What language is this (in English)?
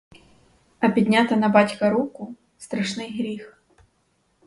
Ukrainian